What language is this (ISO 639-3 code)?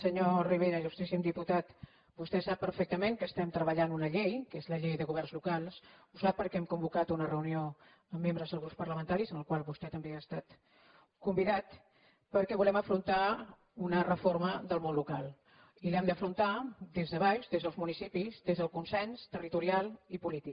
cat